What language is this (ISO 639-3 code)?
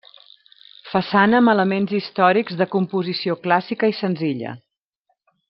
cat